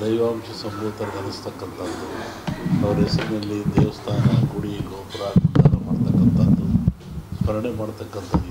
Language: Kannada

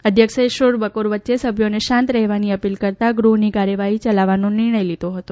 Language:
Gujarati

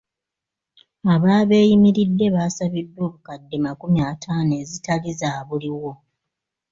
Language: Ganda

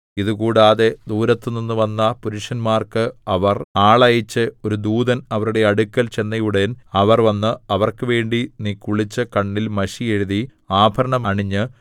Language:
Malayalam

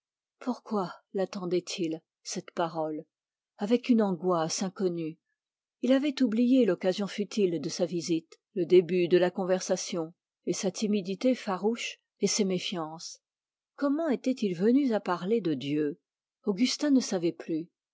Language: French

